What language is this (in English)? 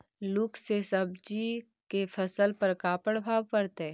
Magahi